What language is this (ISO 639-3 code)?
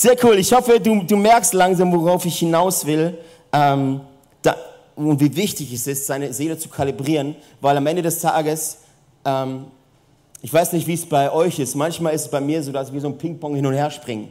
deu